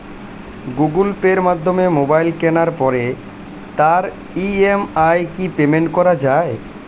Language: Bangla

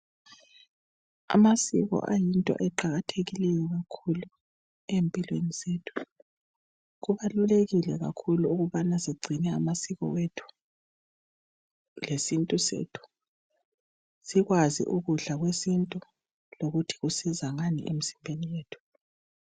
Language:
North Ndebele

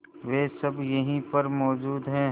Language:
Hindi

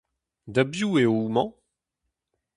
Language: Breton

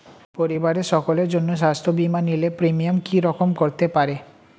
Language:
Bangla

